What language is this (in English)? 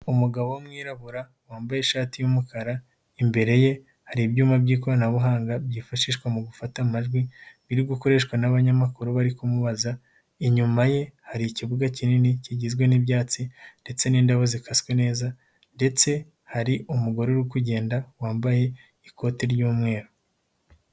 Kinyarwanda